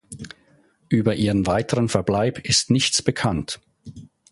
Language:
German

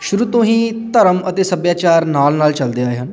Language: Punjabi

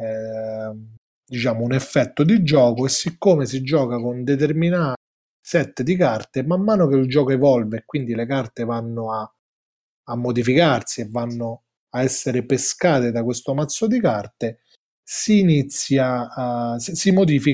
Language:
Italian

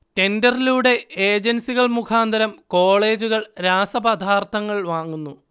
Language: Malayalam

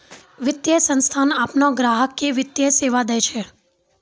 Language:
Maithili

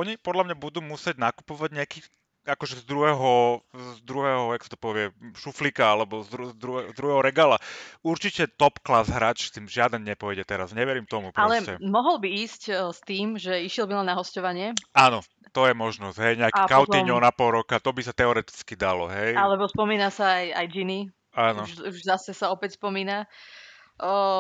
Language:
Slovak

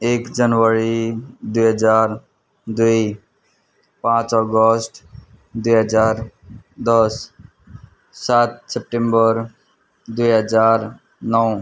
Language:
Nepali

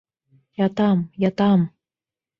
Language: Bashkir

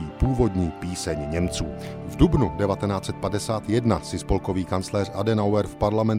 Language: Czech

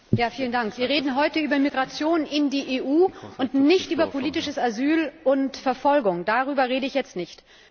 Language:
German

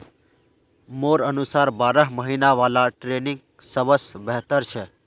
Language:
Magahi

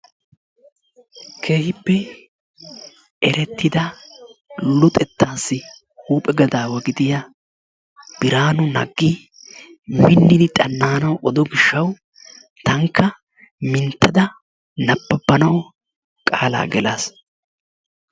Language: Wolaytta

